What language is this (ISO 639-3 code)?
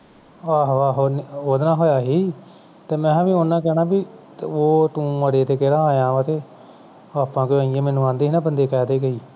pan